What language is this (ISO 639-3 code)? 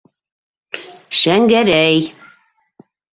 bak